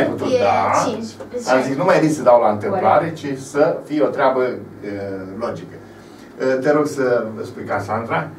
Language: Romanian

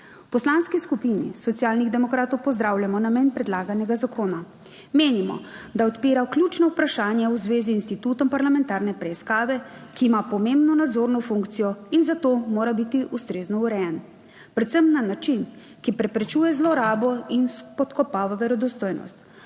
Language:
Slovenian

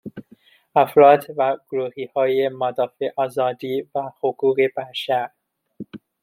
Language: Persian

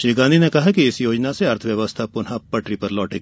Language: Hindi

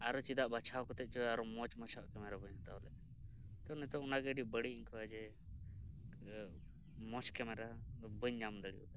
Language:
Santali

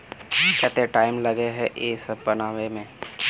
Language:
Magahi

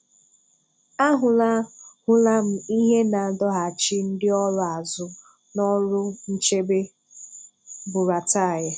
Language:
Igbo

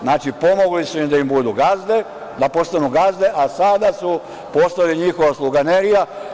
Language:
Serbian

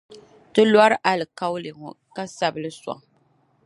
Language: Dagbani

